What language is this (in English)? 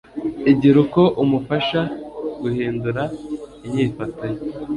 Kinyarwanda